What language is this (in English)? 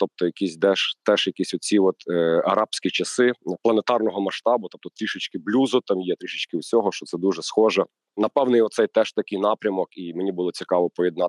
Ukrainian